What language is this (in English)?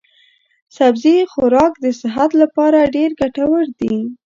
Pashto